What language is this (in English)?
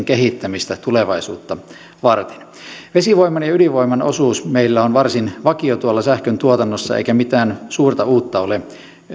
Finnish